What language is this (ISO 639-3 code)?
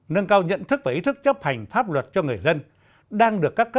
vie